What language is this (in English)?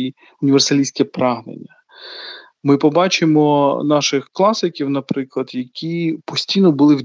Ukrainian